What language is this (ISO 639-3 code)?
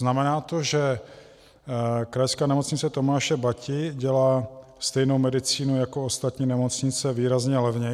ces